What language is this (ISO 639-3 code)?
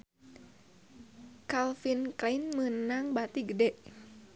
sun